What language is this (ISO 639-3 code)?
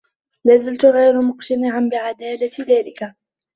ara